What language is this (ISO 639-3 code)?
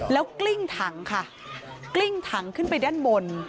tha